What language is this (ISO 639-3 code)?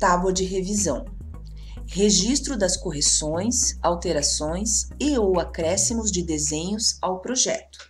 por